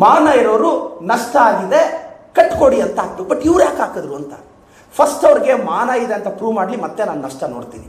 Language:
Kannada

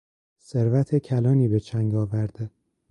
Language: Persian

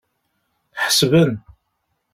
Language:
Kabyle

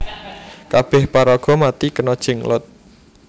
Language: Javanese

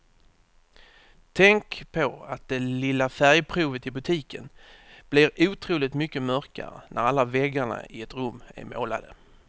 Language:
Swedish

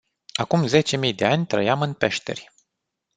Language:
Romanian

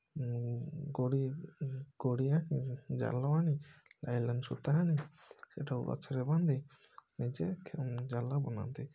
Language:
Odia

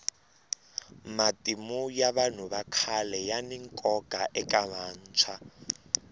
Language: Tsonga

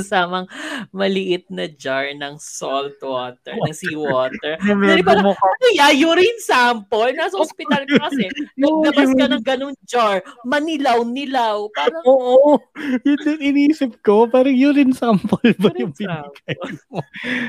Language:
Filipino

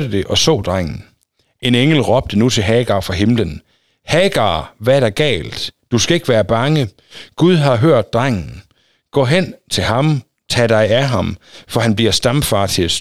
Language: Danish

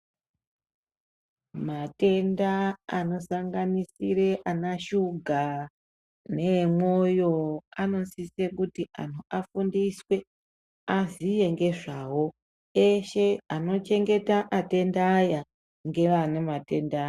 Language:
Ndau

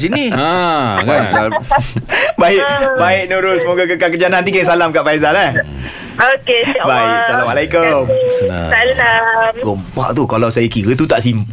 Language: Malay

